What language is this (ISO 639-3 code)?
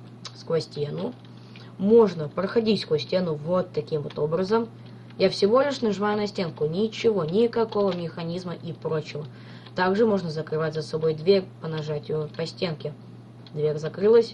rus